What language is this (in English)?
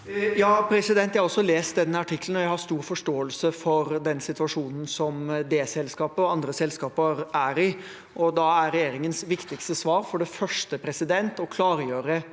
Norwegian